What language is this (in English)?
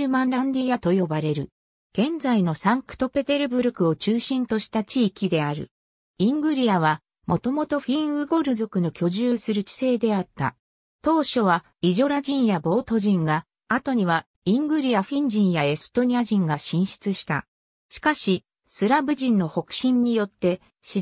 Japanese